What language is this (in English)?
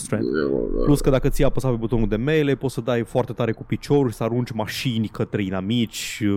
Romanian